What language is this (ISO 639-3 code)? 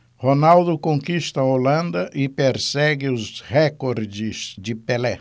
por